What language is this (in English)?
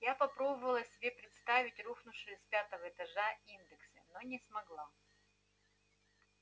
Russian